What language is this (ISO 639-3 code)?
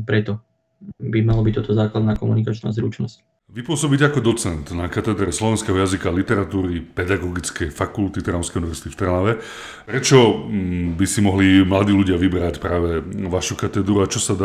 slk